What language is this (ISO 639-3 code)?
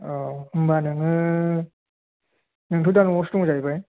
brx